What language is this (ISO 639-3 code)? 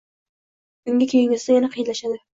uzb